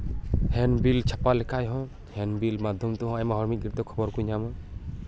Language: Santali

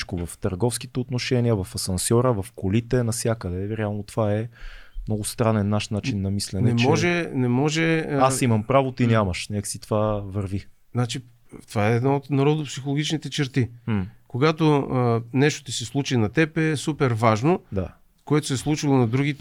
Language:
Bulgarian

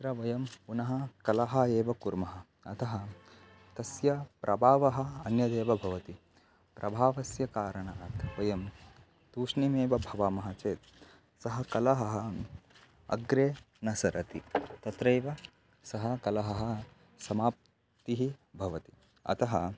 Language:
Sanskrit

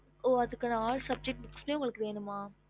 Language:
Tamil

